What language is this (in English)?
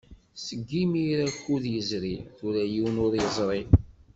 Kabyle